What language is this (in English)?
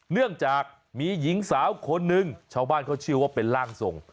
Thai